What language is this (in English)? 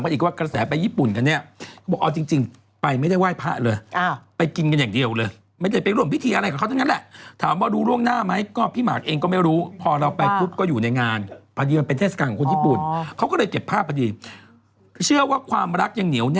Thai